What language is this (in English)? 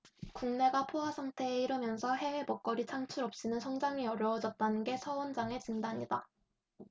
Korean